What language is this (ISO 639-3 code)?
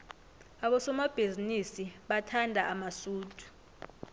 nbl